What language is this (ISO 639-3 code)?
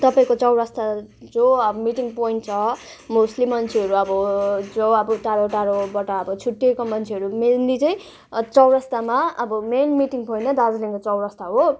nep